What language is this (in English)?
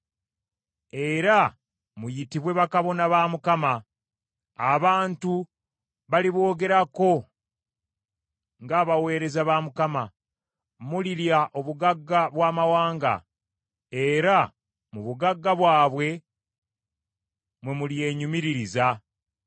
Ganda